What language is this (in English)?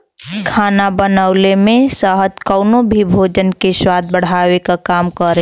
Bhojpuri